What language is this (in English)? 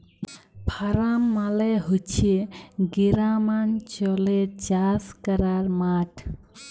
Bangla